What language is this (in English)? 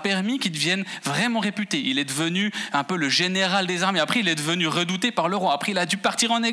French